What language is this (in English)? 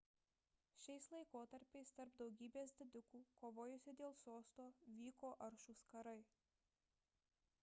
Lithuanian